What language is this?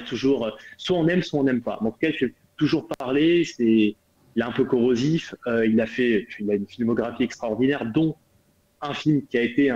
French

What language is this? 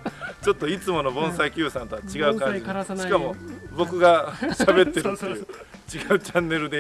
Japanese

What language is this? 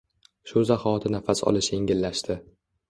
Uzbek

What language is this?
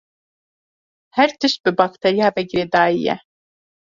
Kurdish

